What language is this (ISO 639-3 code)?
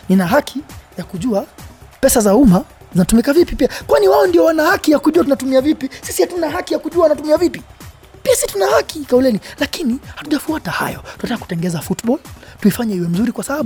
swa